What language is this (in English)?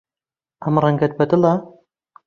Central Kurdish